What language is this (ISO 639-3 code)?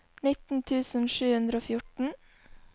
nor